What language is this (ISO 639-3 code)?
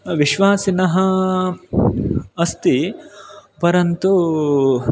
san